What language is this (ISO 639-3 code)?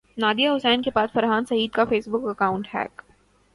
urd